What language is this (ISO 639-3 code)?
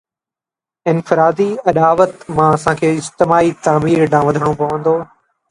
snd